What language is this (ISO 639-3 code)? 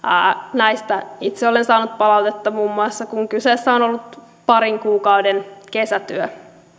fin